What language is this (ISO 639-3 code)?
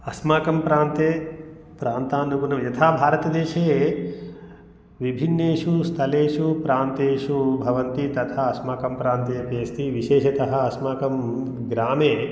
san